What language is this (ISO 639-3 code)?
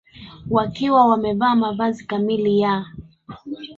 swa